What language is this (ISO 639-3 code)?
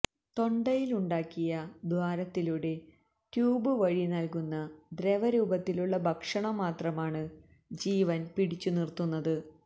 mal